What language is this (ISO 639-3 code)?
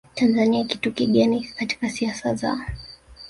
swa